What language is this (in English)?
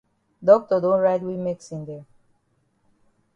Cameroon Pidgin